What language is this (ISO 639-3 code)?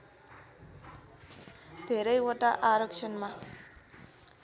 nep